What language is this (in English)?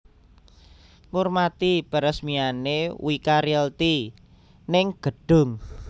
Javanese